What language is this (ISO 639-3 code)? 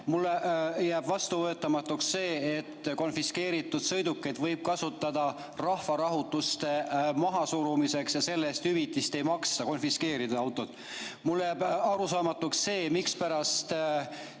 est